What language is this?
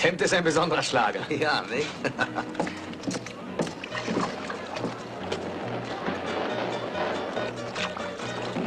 German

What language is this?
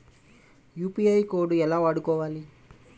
Telugu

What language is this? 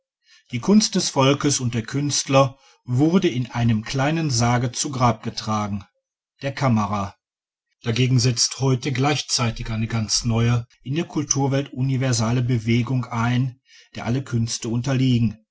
German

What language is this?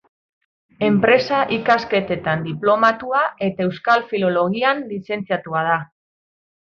Basque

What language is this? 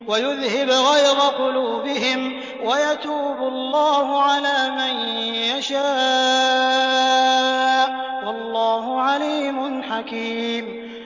Arabic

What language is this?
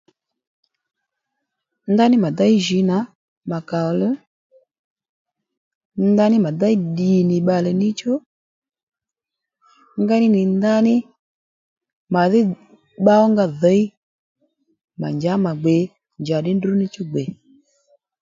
Lendu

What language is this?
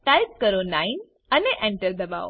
Gujarati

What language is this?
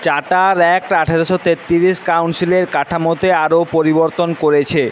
Bangla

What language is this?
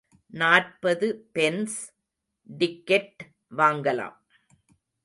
Tamil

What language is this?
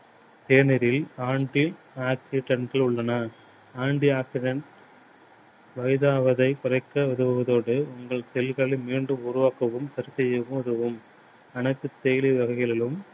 Tamil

